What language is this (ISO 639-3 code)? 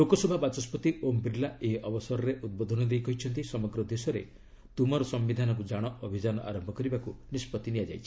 ori